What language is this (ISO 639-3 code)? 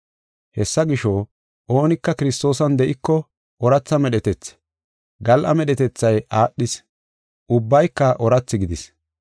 gof